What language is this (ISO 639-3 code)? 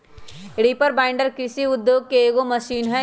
mag